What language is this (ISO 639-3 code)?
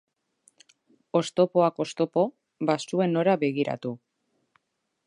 eus